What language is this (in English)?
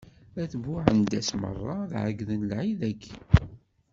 Kabyle